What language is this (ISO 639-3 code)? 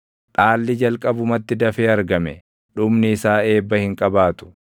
orm